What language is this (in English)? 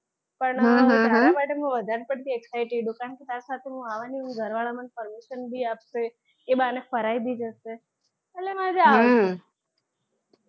Gujarati